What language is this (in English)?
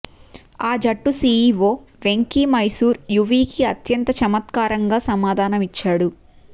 Telugu